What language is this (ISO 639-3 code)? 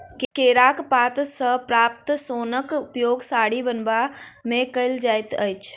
mai